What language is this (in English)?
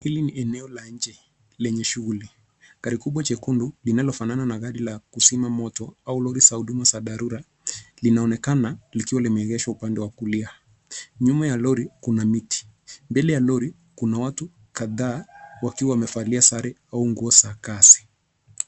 Swahili